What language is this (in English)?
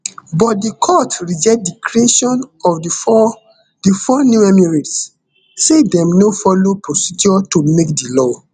Nigerian Pidgin